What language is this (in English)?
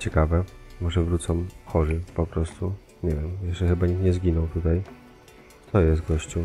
Polish